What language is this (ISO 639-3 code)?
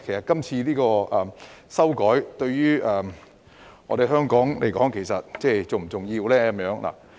yue